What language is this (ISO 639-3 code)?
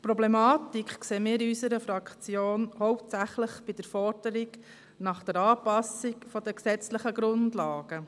gsw